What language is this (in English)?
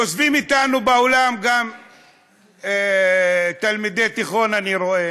Hebrew